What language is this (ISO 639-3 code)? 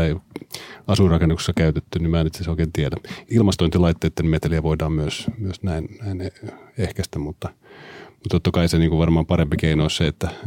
fin